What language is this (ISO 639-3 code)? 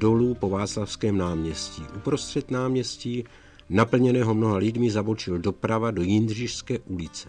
ces